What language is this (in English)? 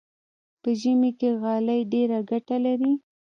Pashto